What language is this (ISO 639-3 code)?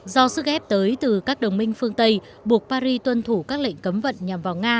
vie